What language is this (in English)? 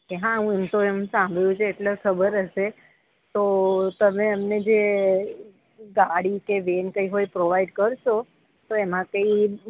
Gujarati